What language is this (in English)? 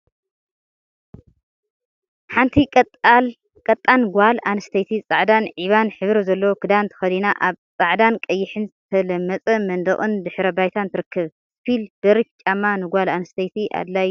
Tigrinya